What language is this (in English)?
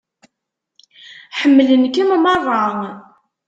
Kabyle